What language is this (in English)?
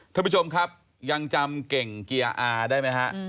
Thai